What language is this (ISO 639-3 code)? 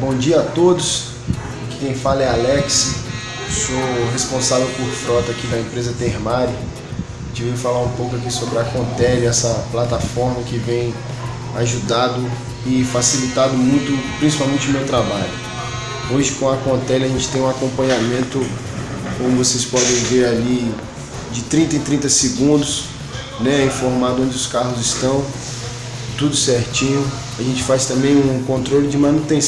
por